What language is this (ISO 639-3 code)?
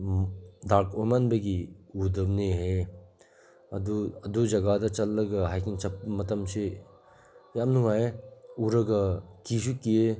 mni